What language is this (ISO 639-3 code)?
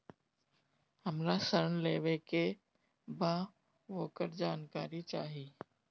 bho